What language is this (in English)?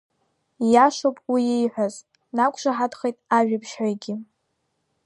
Abkhazian